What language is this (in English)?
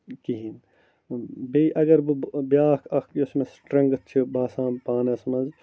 Kashmiri